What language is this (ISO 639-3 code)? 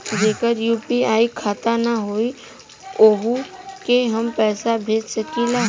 bho